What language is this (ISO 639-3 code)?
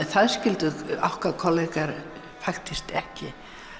isl